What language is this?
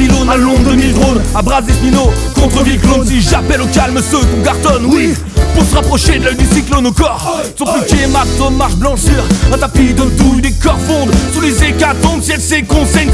French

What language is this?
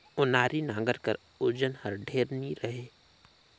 Chhattisgarhi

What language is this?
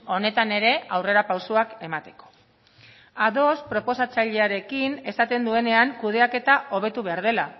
Basque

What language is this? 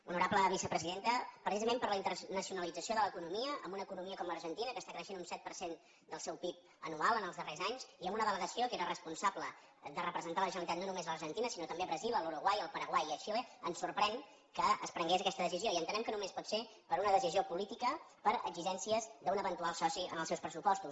Catalan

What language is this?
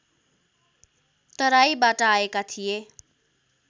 Nepali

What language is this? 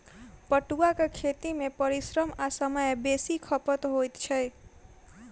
Maithili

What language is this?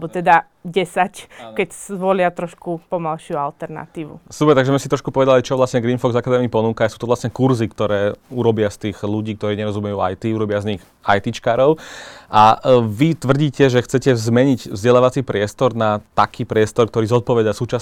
Slovak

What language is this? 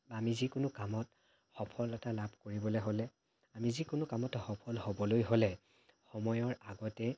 Assamese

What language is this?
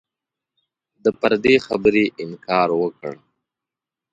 Pashto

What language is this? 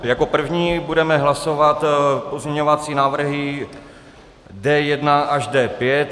Czech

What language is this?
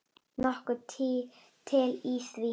Icelandic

